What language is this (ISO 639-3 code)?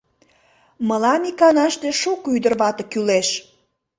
chm